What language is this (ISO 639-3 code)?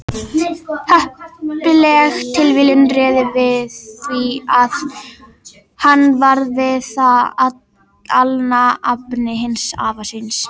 isl